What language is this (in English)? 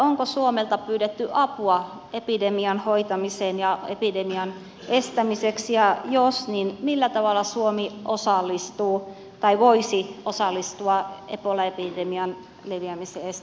Finnish